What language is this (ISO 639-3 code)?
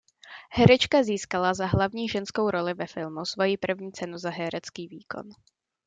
ces